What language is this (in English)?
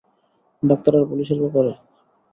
Bangla